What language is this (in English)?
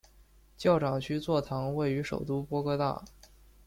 Chinese